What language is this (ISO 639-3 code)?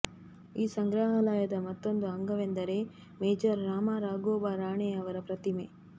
kan